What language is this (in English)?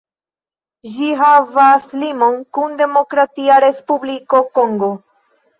Esperanto